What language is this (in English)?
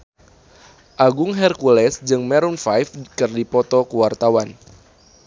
Sundanese